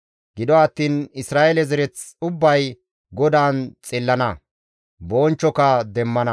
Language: Gamo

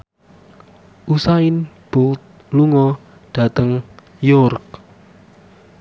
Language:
Javanese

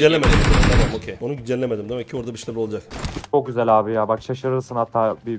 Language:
Turkish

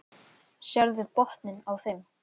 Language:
Icelandic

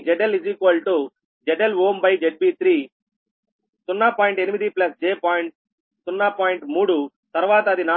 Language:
Telugu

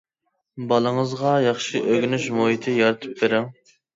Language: Uyghur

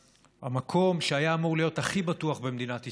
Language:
Hebrew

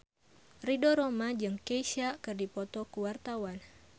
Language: Sundanese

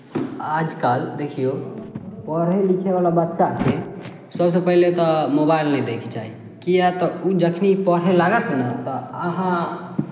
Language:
Maithili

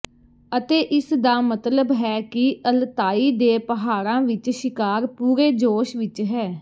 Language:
Punjabi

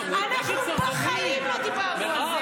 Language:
Hebrew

